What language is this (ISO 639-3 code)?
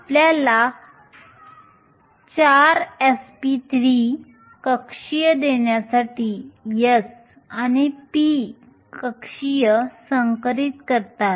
mar